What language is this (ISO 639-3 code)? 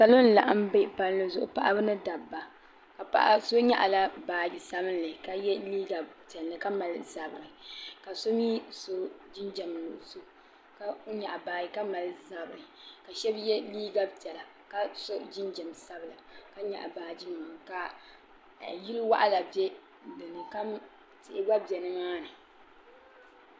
dag